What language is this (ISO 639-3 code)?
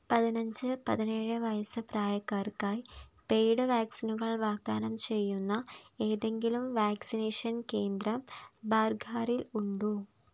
mal